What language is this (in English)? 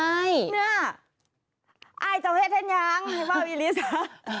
Thai